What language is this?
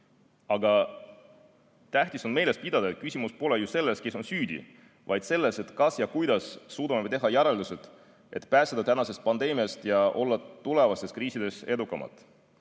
Estonian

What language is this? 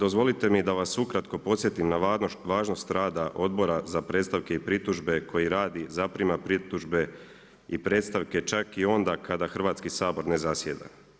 Croatian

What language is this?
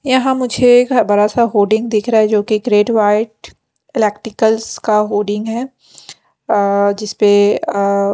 Hindi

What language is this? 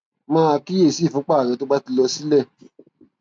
Yoruba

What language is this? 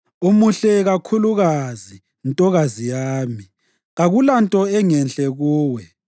North Ndebele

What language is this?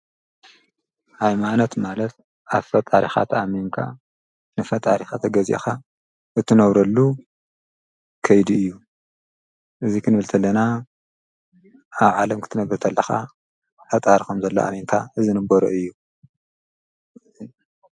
Tigrinya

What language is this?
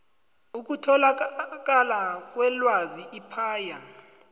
South Ndebele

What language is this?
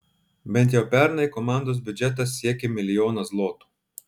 Lithuanian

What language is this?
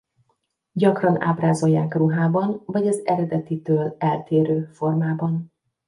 Hungarian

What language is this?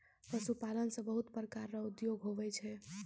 Maithili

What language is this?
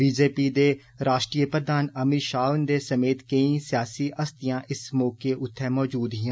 Dogri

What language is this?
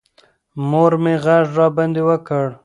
Pashto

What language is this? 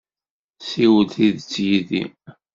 Kabyle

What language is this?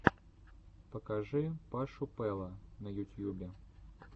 Russian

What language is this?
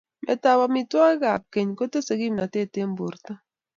Kalenjin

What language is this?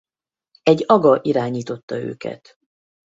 Hungarian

